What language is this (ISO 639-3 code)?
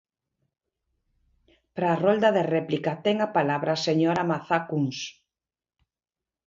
glg